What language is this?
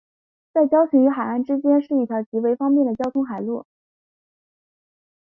Chinese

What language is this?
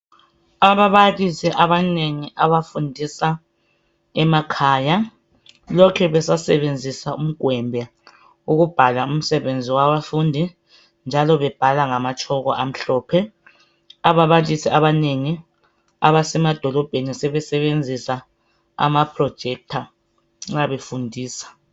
North Ndebele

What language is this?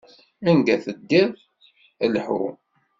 Kabyle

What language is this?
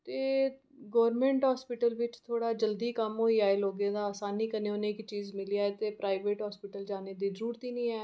Dogri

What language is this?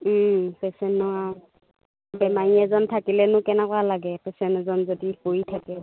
Assamese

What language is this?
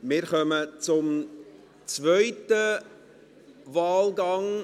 Swiss German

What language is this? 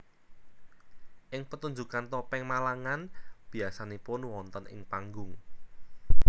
Javanese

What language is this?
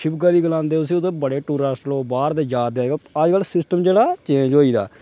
Dogri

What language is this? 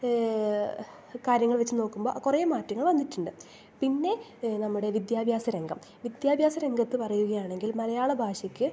Malayalam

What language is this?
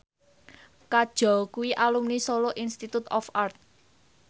Javanese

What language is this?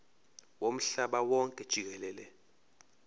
Zulu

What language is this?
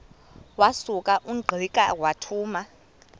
Xhosa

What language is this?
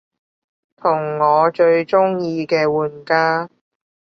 Cantonese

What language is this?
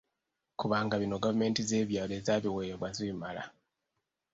Ganda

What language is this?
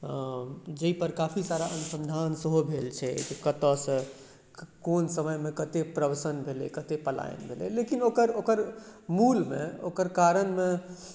Maithili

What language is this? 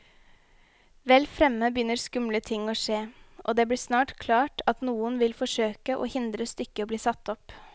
Norwegian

